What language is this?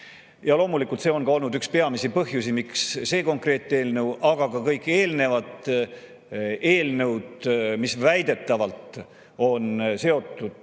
Estonian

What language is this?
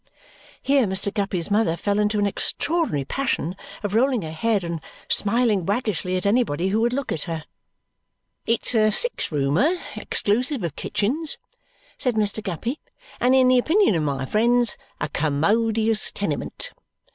English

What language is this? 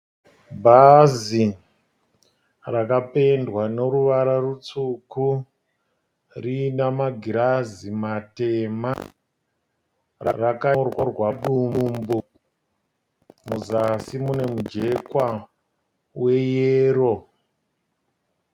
Shona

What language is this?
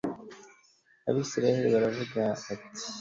Kinyarwanda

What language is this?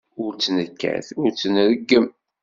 Kabyle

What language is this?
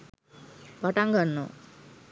Sinhala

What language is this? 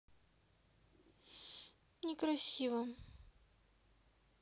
Russian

